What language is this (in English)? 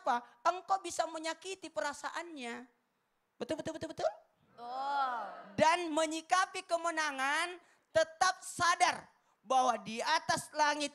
Indonesian